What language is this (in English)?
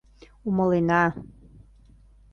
Mari